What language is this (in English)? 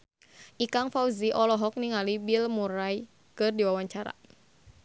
Sundanese